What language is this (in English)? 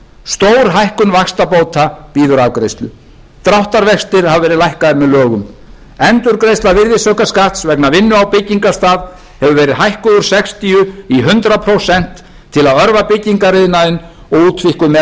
Icelandic